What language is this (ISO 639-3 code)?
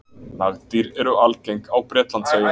isl